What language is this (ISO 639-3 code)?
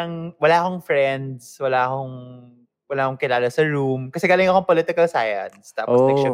fil